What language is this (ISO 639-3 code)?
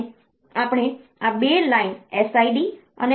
guj